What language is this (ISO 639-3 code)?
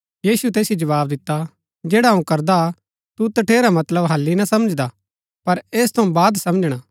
gbk